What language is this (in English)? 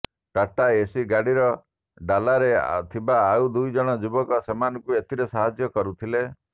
Odia